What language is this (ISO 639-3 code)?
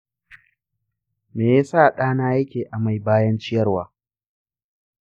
hau